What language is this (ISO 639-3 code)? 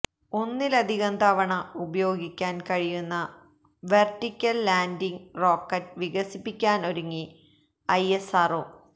mal